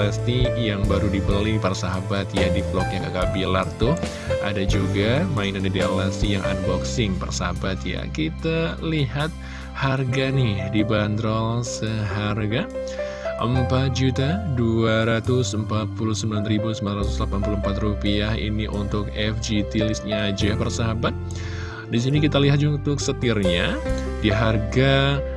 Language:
Indonesian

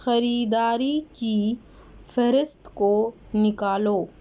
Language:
Urdu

